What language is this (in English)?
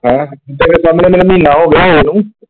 Punjabi